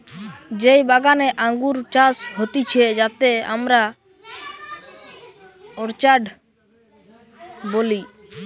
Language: Bangla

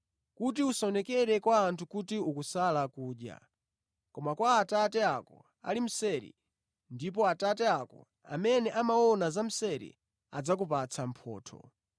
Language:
Nyanja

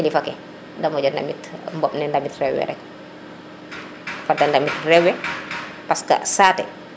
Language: Serer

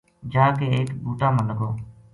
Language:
Gujari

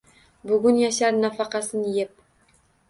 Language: Uzbek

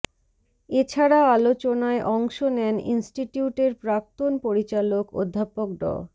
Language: Bangla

